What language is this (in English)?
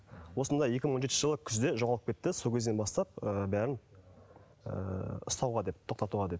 Kazakh